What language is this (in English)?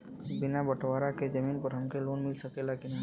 Bhojpuri